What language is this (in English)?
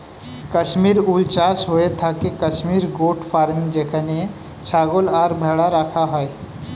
Bangla